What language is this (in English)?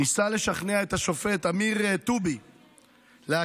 Hebrew